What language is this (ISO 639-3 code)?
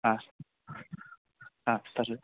san